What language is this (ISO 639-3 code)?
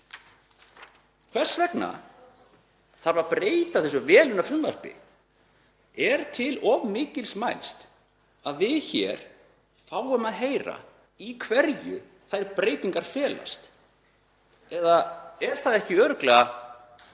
isl